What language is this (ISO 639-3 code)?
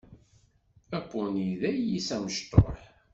kab